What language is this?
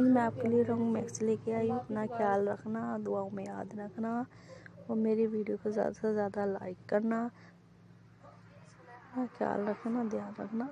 Hindi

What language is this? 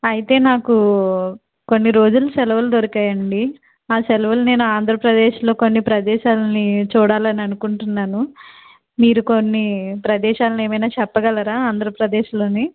Telugu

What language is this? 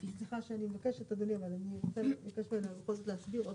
Hebrew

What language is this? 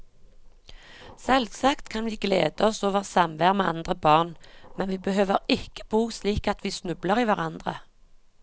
Norwegian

